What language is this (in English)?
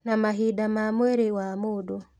Kikuyu